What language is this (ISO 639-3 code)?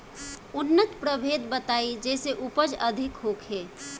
bho